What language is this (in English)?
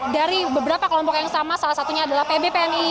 Indonesian